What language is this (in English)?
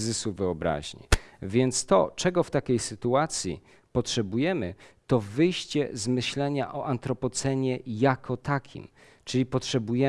Polish